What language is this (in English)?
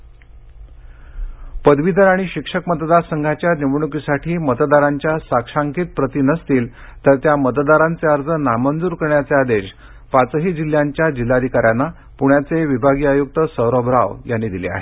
Marathi